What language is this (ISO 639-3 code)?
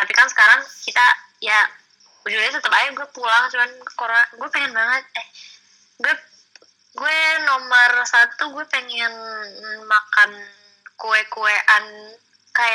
ind